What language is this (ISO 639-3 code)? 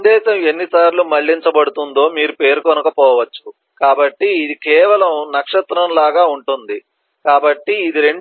tel